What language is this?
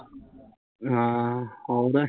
Punjabi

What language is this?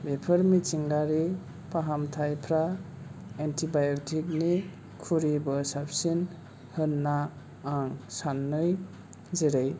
Bodo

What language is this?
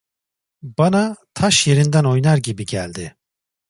Turkish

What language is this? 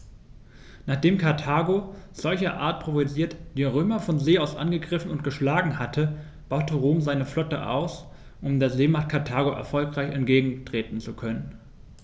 German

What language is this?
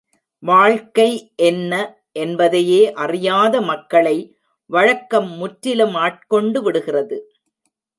Tamil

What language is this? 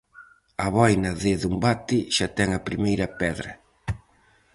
Galician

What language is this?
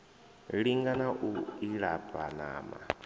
Venda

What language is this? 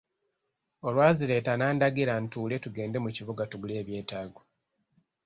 Ganda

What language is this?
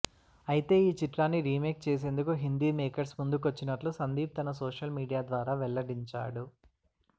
Telugu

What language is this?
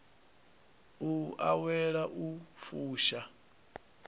Venda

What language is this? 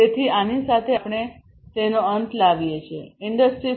Gujarati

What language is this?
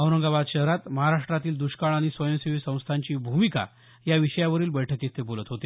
Marathi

